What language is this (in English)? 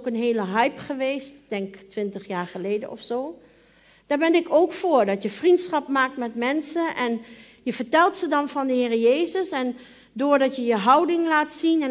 Dutch